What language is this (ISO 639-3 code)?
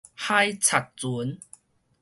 nan